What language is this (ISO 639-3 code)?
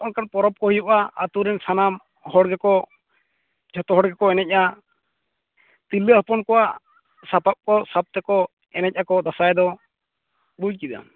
sat